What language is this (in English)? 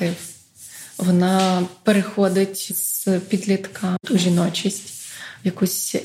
Ukrainian